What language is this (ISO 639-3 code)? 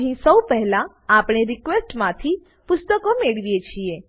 guj